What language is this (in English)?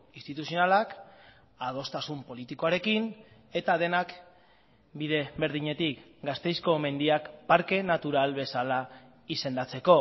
Basque